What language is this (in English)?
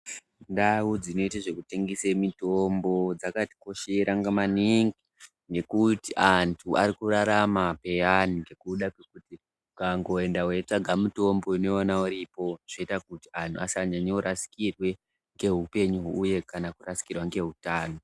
Ndau